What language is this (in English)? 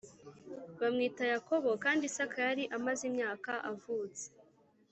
Kinyarwanda